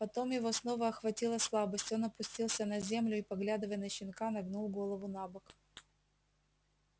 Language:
Russian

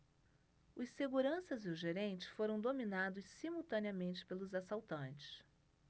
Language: Portuguese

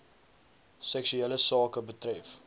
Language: Afrikaans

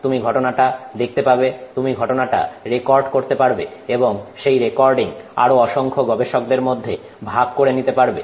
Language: Bangla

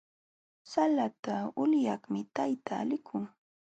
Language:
Jauja Wanca Quechua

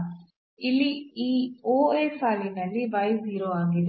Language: Kannada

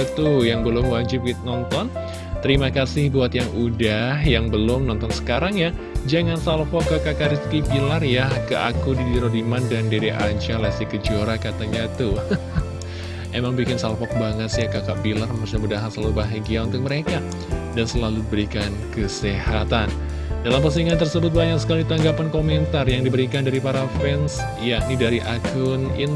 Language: Indonesian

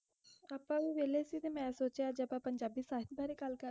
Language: Punjabi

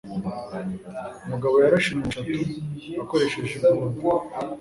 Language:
Kinyarwanda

